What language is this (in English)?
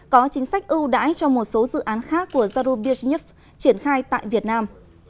Vietnamese